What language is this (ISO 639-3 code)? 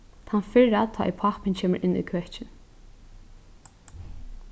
fao